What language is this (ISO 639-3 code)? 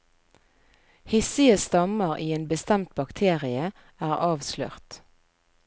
nor